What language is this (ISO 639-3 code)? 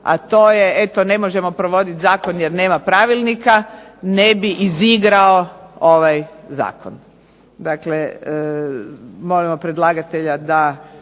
hrv